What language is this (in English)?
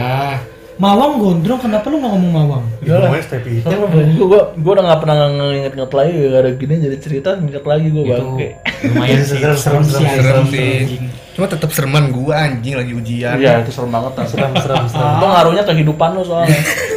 Indonesian